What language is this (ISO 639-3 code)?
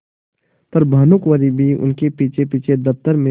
hin